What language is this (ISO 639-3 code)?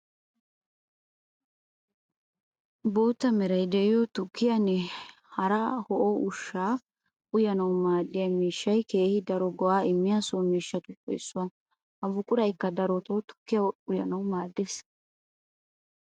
wal